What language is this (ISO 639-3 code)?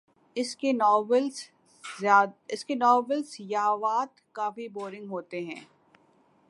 urd